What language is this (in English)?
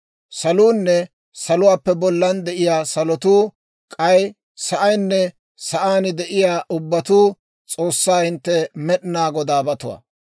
Dawro